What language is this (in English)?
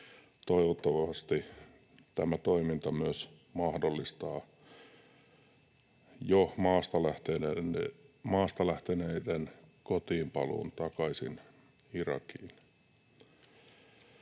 Finnish